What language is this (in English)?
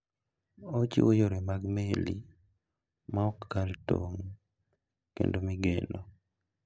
Luo (Kenya and Tanzania)